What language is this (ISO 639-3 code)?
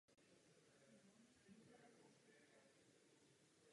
ces